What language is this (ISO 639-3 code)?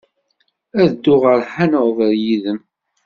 kab